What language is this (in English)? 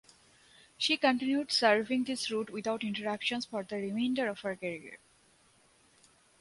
English